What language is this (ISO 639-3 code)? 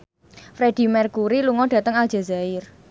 jav